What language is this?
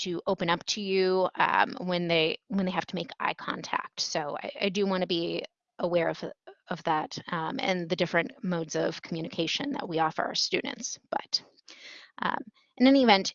English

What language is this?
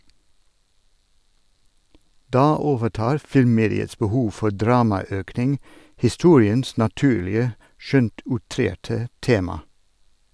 Norwegian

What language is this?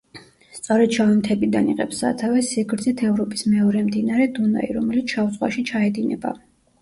Georgian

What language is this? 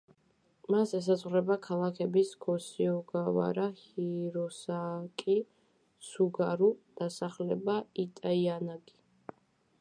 Georgian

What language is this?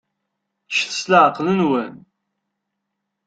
Kabyle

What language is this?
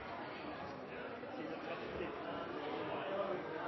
Norwegian Nynorsk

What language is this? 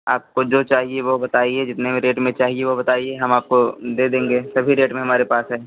Hindi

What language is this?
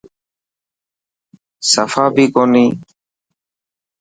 Dhatki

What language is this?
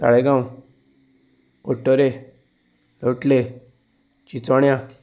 Konkani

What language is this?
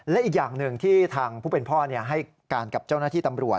Thai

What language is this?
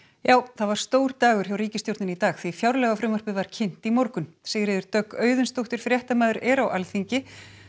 Icelandic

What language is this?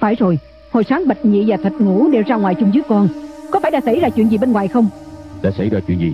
Vietnamese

